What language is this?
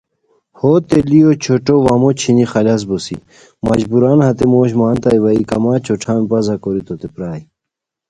Khowar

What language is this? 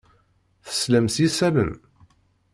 Kabyle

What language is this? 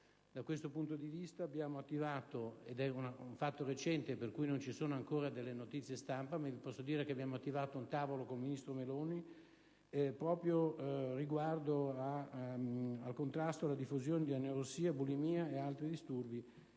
Italian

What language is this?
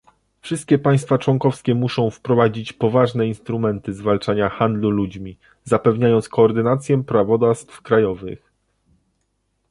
Polish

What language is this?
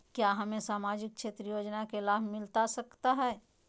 Magahi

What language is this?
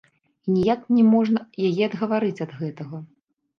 Belarusian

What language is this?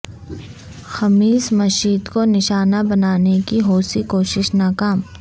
Urdu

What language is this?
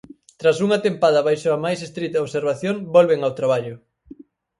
Galician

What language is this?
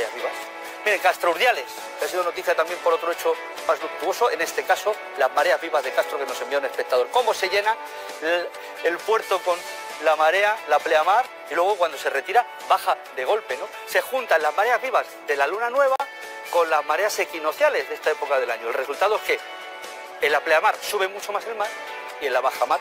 Spanish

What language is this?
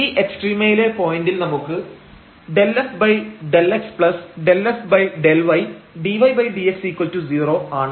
Malayalam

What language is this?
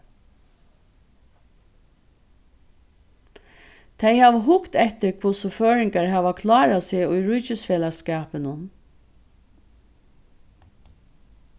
Faroese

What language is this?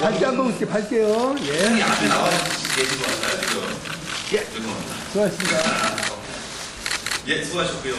Korean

